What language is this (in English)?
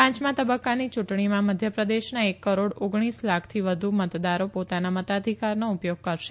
Gujarati